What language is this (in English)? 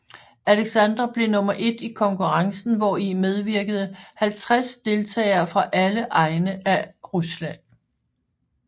Danish